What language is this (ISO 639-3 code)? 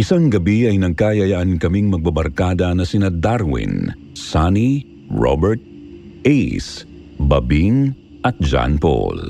fil